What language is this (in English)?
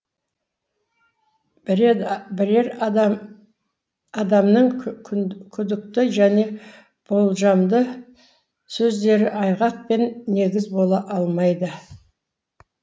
Kazakh